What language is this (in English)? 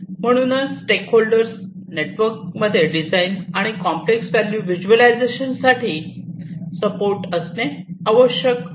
Marathi